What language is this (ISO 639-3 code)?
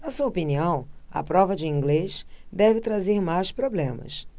por